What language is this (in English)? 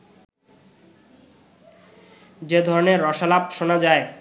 Bangla